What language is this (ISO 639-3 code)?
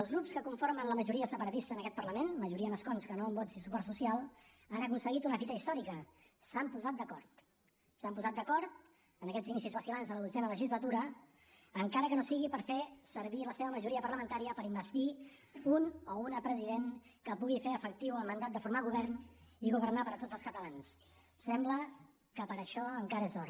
cat